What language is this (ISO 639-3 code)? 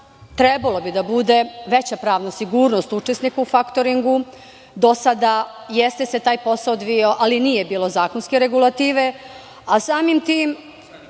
srp